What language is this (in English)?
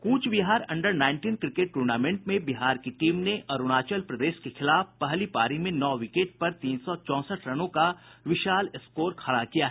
Hindi